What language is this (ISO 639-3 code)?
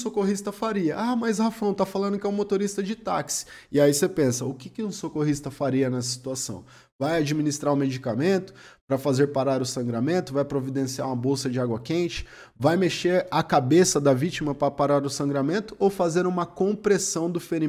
por